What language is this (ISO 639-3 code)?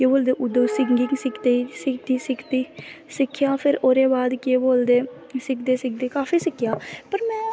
doi